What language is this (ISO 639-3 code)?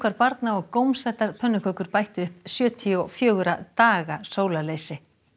isl